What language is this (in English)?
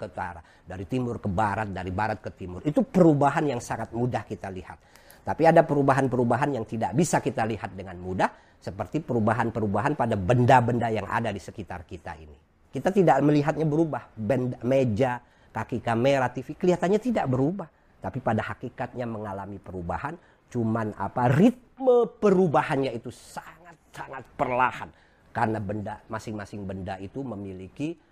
Indonesian